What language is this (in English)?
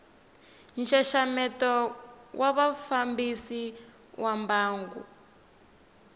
Tsonga